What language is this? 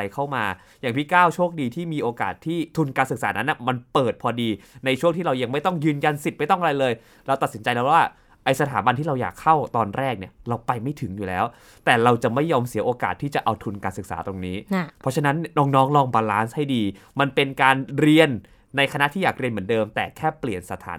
Thai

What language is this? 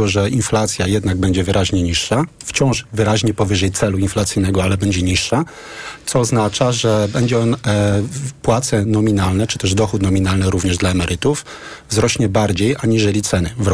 Polish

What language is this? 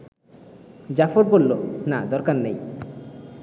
Bangla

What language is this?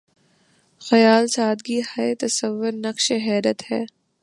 Urdu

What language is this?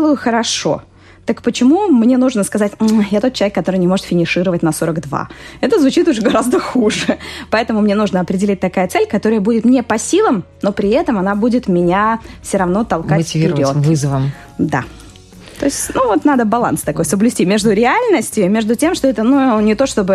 Russian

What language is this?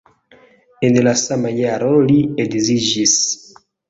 Esperanto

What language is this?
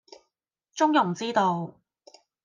Cantonese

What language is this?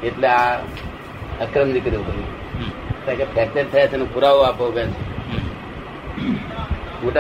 Gujarati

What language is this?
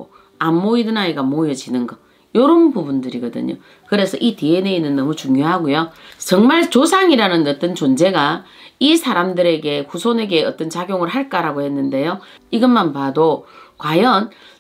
Korean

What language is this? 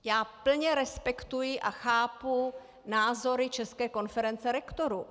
Czech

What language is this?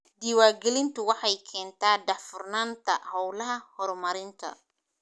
Somali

